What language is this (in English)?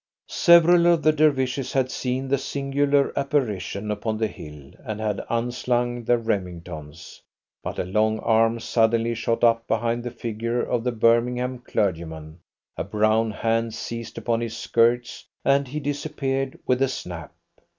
English